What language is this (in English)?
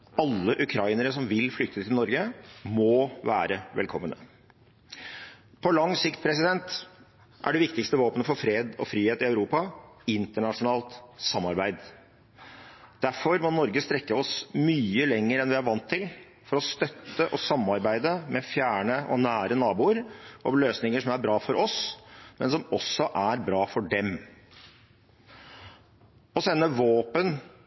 Norwegian Bokmål